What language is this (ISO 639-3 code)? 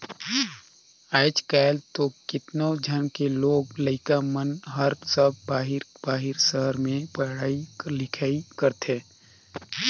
hne